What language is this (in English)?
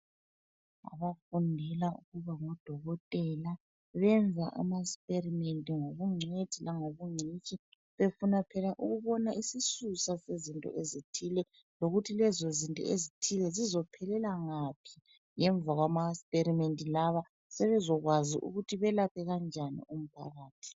North Ndebele